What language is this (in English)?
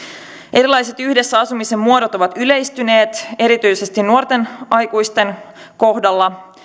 Finnish